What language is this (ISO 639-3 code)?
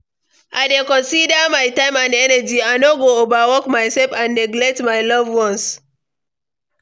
pcm